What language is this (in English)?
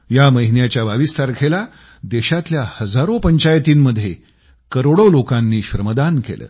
Marathi